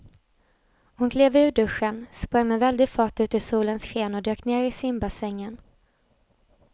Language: Swedish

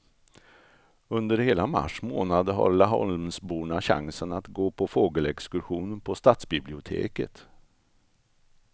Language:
Swedish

